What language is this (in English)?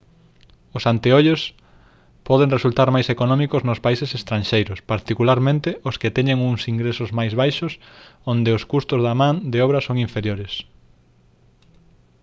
Galician